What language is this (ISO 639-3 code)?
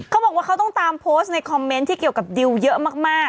tha